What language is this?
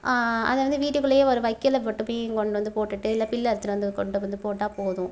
Tamil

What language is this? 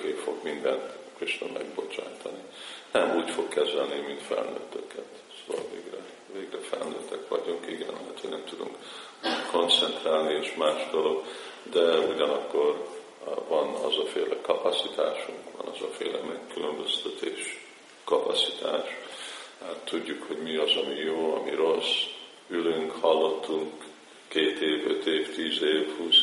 Hungarian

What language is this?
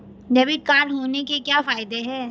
Hindi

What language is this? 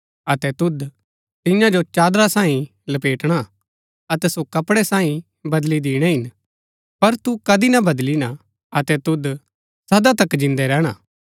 Gaddi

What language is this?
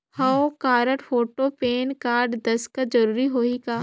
Chhattisgarhi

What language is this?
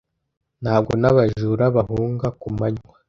Kinyarwanda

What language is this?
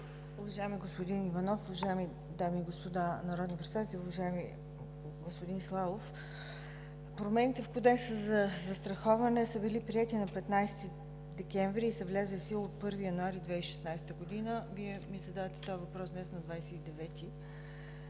Bulgarian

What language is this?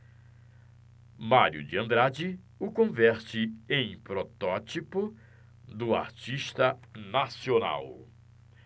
Portuguese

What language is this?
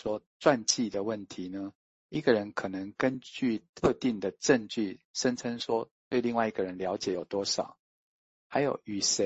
Chinese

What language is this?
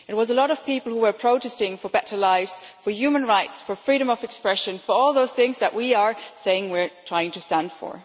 English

